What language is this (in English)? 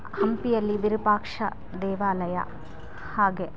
Kannada